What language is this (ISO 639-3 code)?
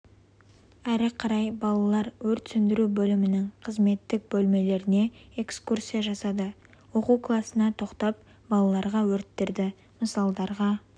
kaz